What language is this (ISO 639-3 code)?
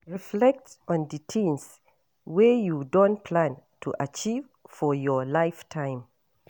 pcm